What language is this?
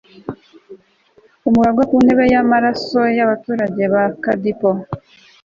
Kinyarwanda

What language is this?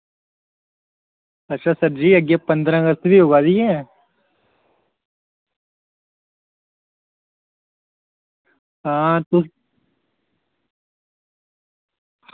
Dogri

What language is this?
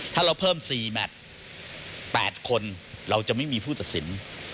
Thai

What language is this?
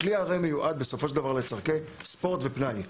Hebrew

